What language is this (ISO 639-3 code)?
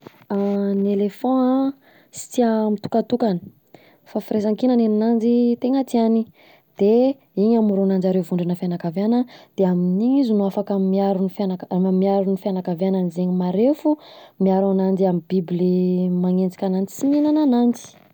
bzc